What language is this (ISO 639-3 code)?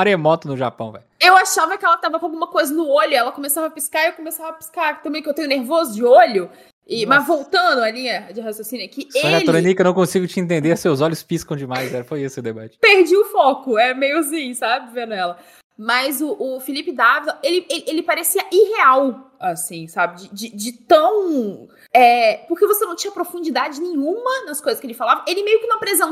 por